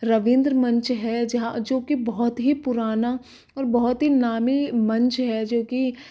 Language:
Hindi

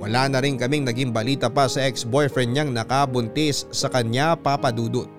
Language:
Filipino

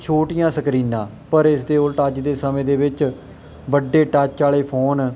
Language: Punjabi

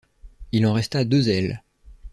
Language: French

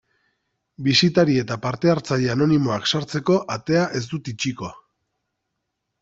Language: Basque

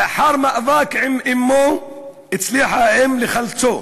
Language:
Hebrew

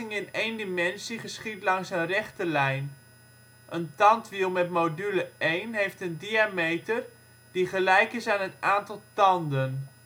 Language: Dutch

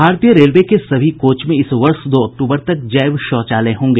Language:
Hindi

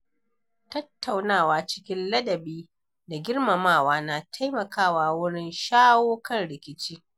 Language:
Hausa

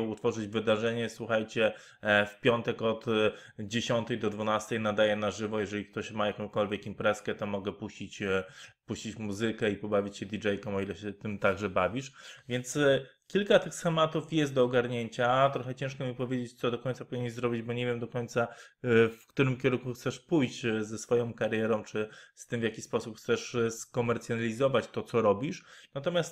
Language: Polish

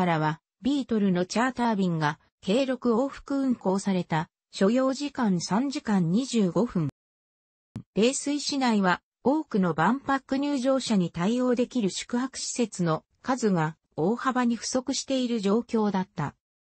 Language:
Japanese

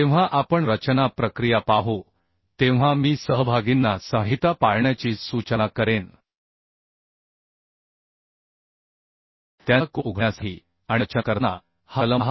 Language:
Marathi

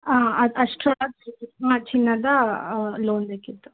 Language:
Kannada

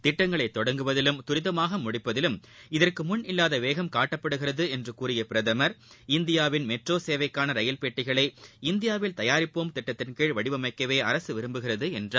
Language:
Tamil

